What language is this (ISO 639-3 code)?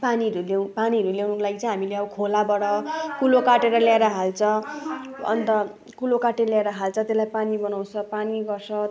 nep